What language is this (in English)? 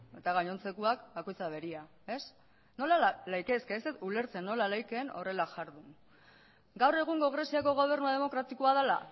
Basque